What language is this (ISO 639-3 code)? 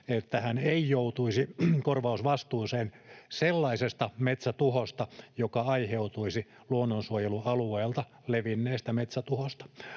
fin